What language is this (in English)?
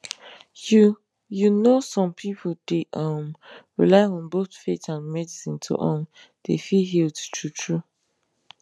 Nigerian Pidgin